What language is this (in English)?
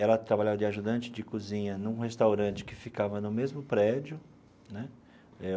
Portuguese